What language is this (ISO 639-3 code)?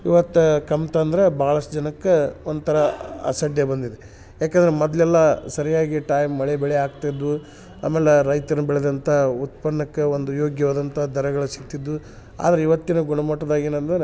kan